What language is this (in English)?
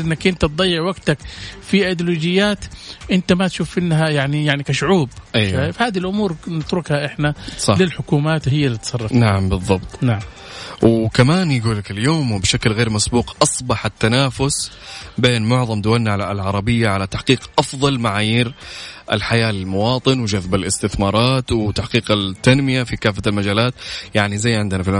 Arabic